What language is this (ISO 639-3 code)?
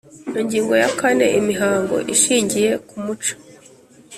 kin